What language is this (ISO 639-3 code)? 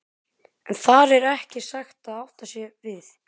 isl